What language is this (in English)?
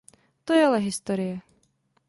Czech